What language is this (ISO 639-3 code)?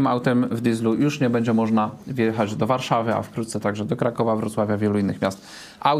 pol